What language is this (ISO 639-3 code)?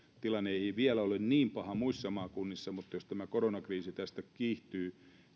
fin